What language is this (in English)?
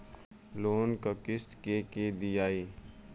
Bhojpuri